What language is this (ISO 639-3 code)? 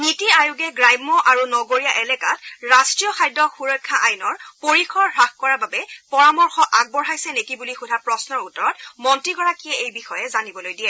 asm